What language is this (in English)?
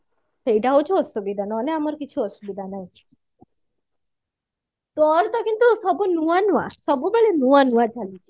Odia